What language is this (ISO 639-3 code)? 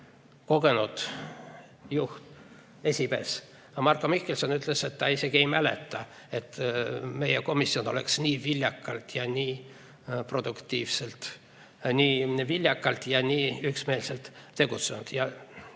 est